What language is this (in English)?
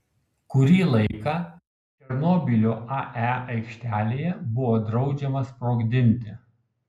Lithuanian